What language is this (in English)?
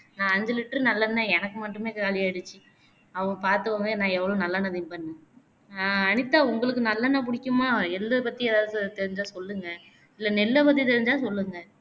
Tamil